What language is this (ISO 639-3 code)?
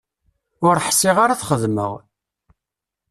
kab